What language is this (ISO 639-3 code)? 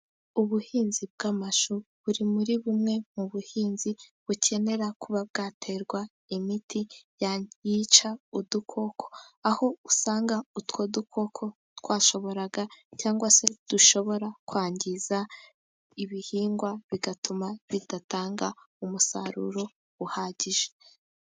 kin